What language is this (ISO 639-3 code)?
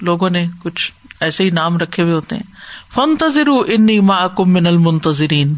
urd